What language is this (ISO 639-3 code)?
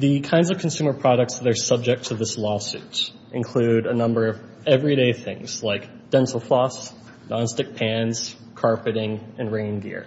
eng